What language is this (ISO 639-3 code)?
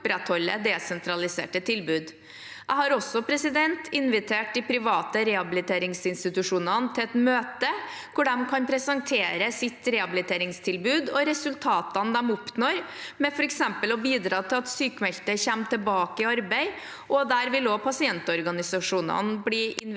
nor